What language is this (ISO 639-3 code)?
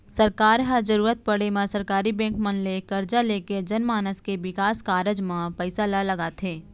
hne